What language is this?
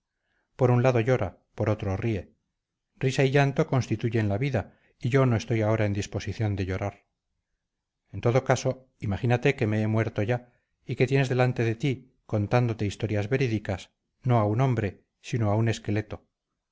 Spanish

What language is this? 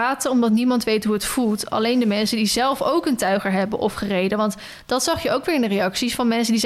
Dutch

